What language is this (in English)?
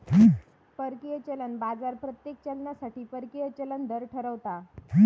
Marathi